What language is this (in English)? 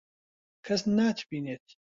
Central Kurdish